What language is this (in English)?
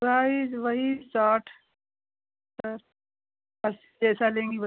Hindi